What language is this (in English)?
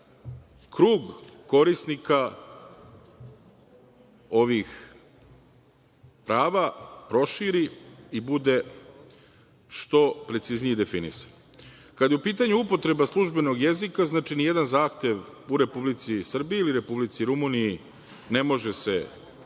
Serbian